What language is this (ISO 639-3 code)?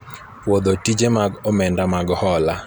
luo